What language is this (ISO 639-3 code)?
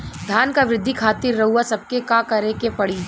bho